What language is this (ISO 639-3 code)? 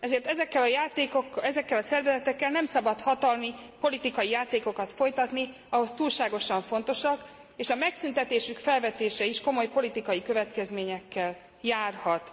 hun